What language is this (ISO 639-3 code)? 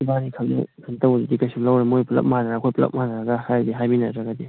mni